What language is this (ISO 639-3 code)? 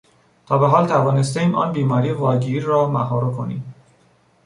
fas